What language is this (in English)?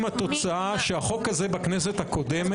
Hebrew